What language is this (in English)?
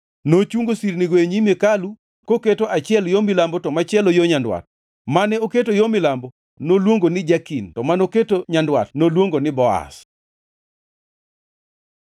Luo (Kenya and Tanzania)